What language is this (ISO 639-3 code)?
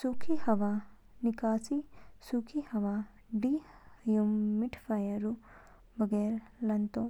kfk